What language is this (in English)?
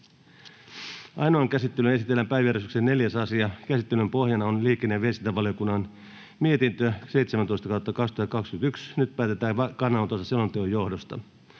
Finnish